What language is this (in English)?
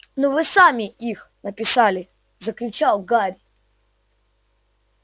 Russian